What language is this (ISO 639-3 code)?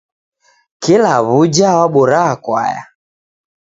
dav